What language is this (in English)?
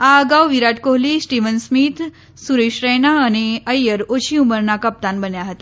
Gujarati